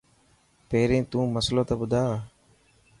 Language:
Dhatki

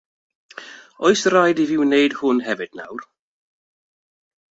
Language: Welsh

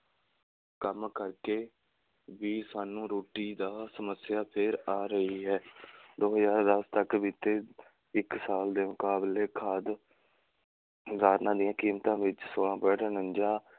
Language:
Punjabi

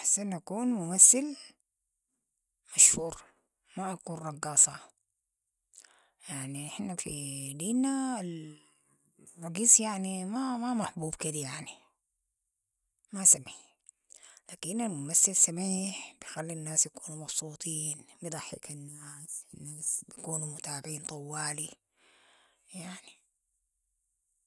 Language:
Sudanese Arabic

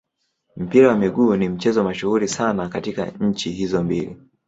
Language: Swahili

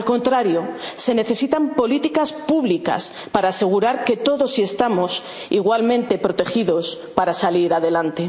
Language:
Spanish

